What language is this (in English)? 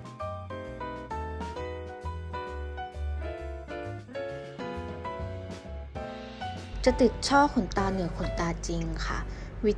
Thai